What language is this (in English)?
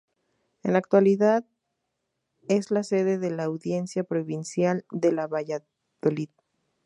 Spanish